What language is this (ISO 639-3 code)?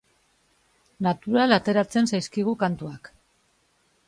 eus